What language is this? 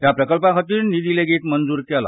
Konkani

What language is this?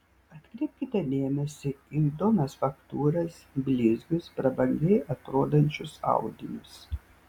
Lithuanian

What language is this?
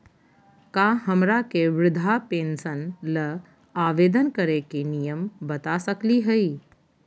Magahi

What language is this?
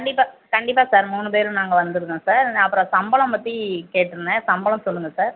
Tamil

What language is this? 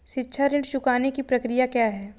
Hindi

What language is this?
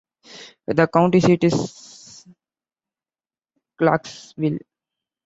English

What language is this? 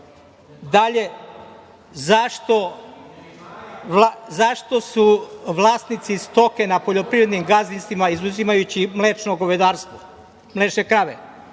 Serbian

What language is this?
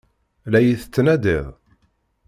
Kabyle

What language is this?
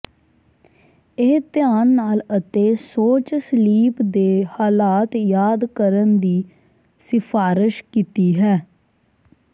Punjabi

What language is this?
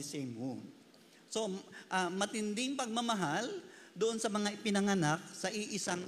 Filipino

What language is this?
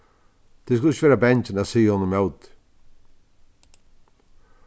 Faroese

